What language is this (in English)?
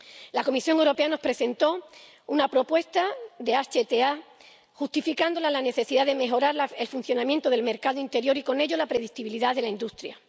Spanish